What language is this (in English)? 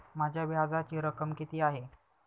Marathi